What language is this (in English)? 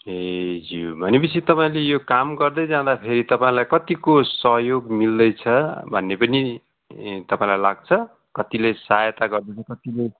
Nepali